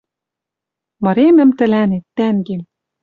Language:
Western Mari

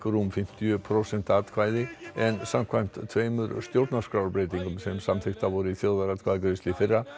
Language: Icelandic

